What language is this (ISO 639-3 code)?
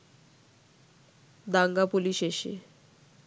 ben